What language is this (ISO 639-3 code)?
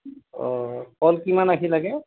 asm